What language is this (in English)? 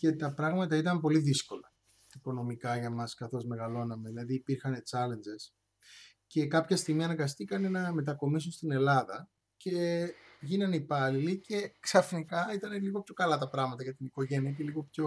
Greek